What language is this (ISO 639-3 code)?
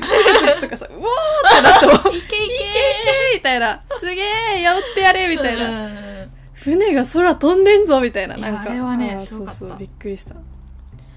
jpn